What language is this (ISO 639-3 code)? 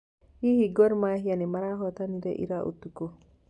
kik